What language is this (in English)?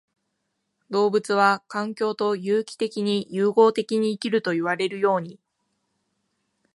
Japanese